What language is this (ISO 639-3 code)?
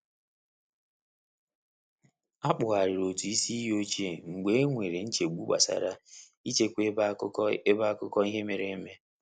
ibo